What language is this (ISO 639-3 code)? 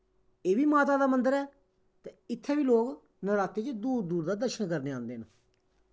doi